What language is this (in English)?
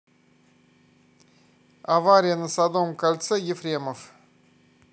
Russian